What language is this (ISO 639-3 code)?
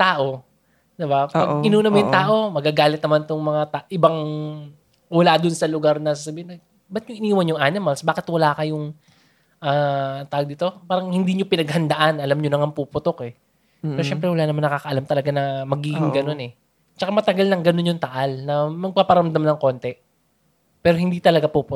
fil